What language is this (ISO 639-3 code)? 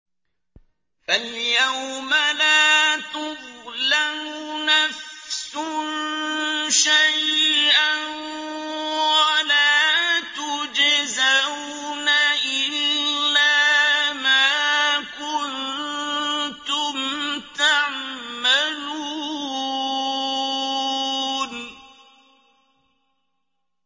ara